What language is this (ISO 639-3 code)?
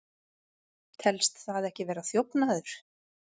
isl